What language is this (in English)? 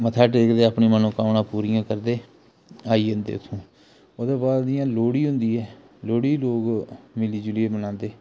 Dogri